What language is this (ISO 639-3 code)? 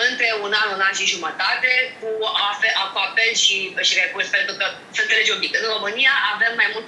ron